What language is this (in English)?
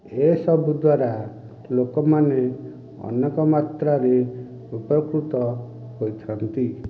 Odia